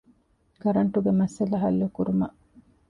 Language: Divehi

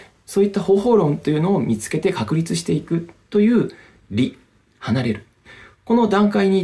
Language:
Japanese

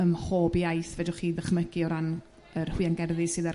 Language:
Welsh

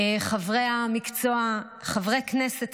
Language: Hebrew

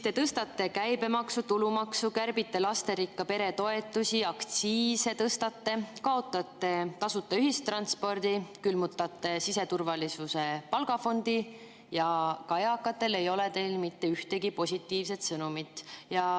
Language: Estonian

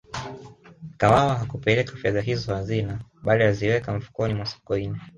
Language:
Swahili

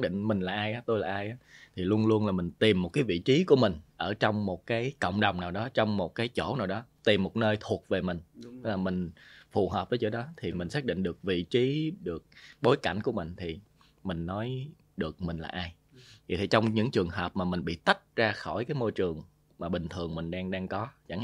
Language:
Vietnamese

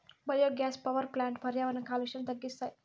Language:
Telugu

